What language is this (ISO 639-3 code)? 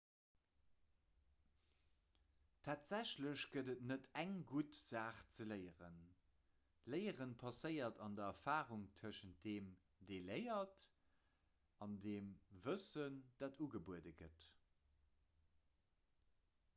ltz